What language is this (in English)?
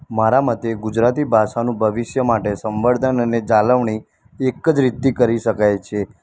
Gujarati